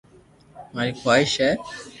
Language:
Loarki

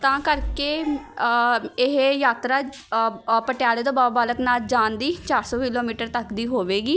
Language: Punjabi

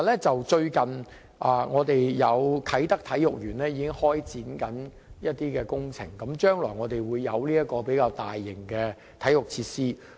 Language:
Cantonese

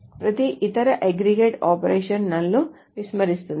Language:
Telugu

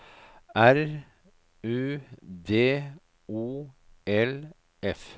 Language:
Norwegian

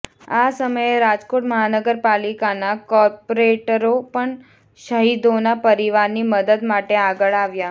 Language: Gujarati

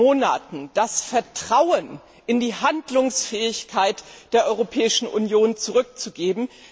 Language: German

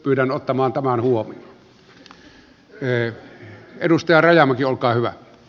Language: Finnish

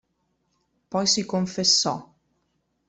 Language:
Italian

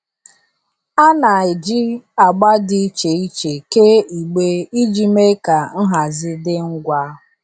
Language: Igbo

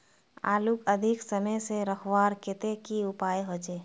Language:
Magahi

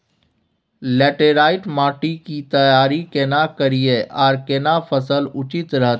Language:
Maithili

